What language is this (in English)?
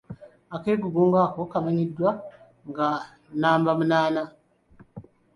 Ganda